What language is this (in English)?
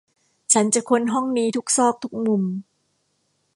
Thai